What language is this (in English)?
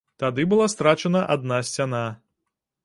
Belarusian